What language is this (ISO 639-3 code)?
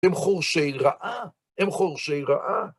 heb